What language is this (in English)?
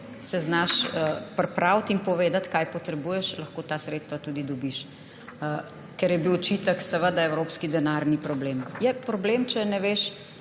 Slovenian